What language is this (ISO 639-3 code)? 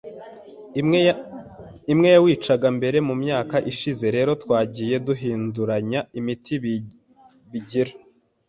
kin